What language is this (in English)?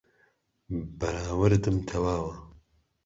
Central Kurdish